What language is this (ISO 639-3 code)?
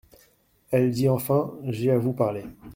fra